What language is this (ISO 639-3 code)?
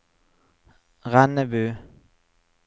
nor